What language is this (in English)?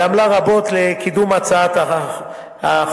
Hebrew